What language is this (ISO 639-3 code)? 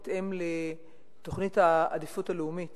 heb